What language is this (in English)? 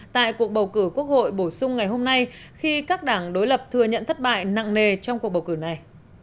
Vietnamese